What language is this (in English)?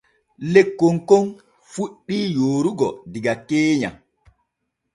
Borgu Fulfulde